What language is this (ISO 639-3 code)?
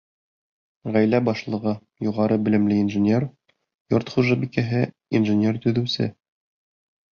bak